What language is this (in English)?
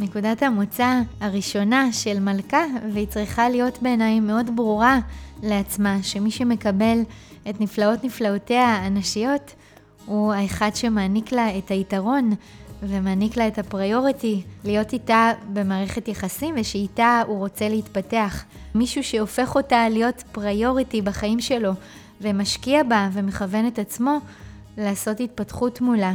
Hebrew